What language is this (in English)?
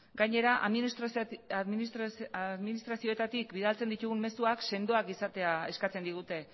Basque